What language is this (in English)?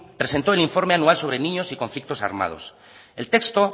Spanish